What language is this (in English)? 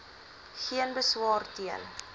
Afrikaans